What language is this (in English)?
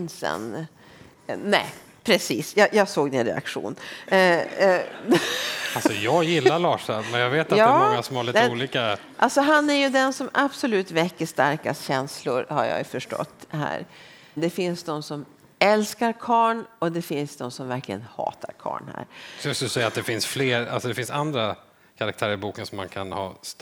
Swedish